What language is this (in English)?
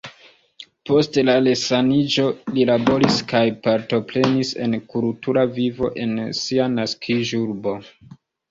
Esperanto